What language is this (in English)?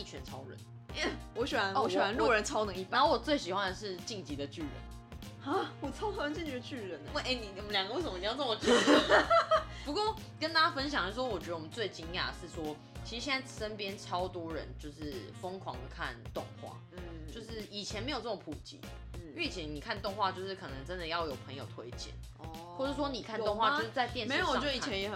Chinese